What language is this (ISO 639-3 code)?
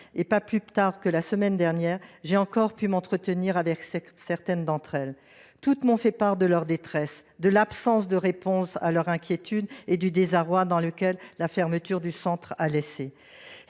fra